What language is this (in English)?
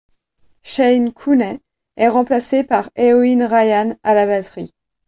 French